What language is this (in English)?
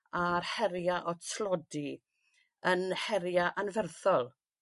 Welsh